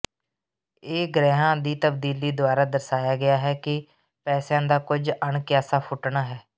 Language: Punjabi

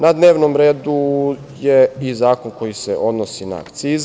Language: Serbian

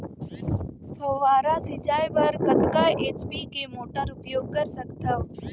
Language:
Chhattisgarhi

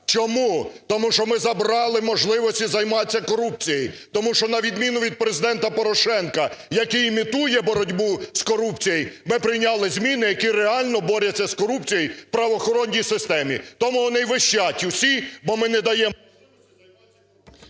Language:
Ukrainian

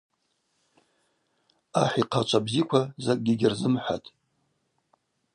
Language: Abaza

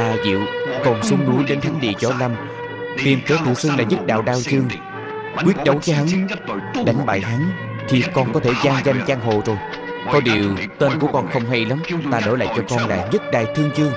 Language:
Vietnamese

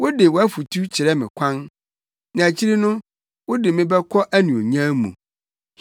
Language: Akan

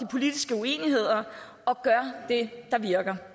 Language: Danish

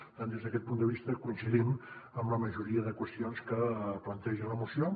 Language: Catalan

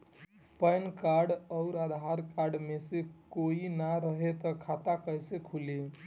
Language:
Bhojpuri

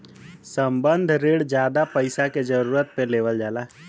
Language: Bhojpuri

